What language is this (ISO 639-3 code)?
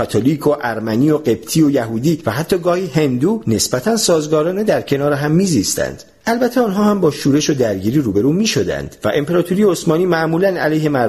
fas